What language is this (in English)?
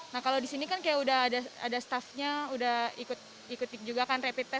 Indonesian